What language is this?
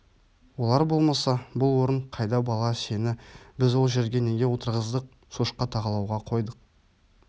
Kazakh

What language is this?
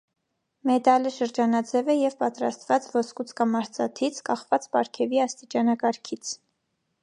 Armenian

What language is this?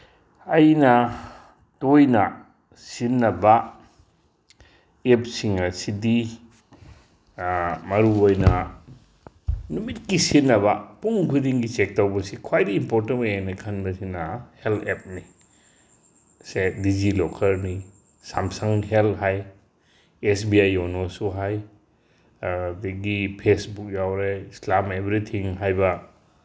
Manipuri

